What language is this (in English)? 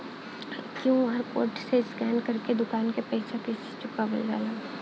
Bhojpuri